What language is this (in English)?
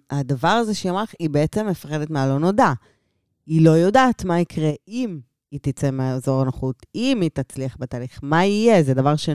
Hebrew